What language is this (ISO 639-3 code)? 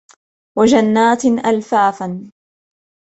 ara